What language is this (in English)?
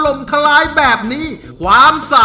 Thai